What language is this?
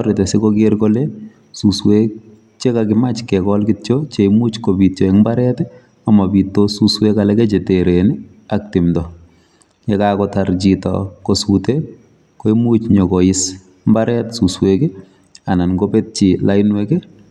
Kalenjin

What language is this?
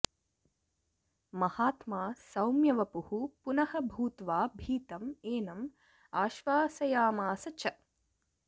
Sanskrit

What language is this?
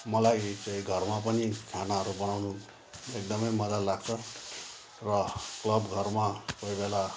Nepali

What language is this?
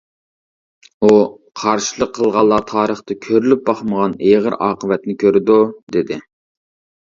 Uyghur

